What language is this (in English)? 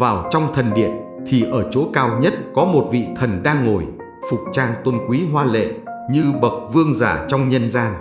Vietnamese